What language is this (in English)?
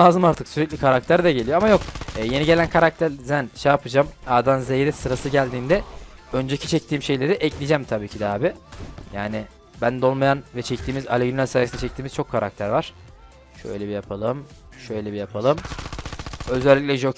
Turkish